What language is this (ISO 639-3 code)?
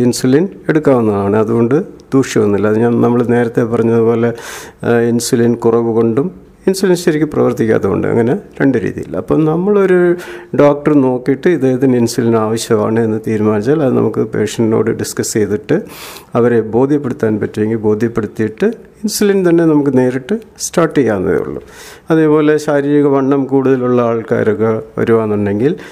mal